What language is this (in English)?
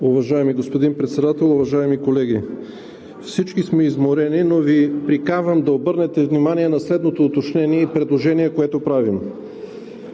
Bulgarian